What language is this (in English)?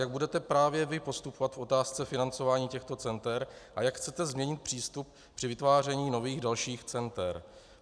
Czech